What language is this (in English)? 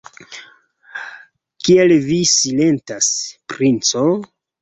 Esperanto